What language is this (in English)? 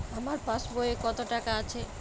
Bangla